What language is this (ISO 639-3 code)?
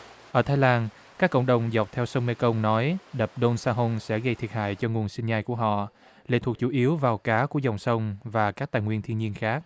vie